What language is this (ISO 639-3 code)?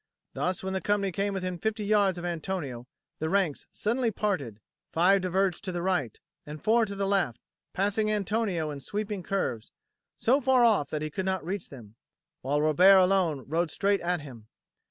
eng